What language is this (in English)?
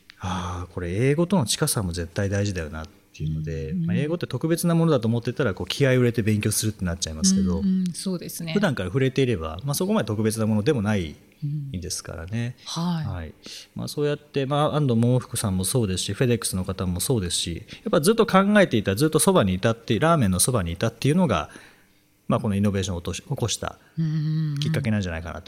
Japanese